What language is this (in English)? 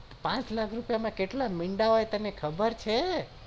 Gujarati